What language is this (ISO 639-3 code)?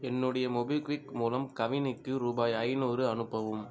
tam